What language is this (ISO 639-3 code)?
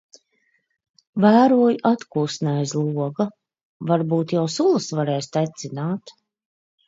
lav